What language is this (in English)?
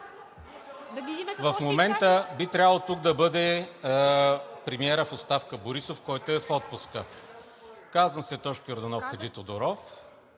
Bulgarian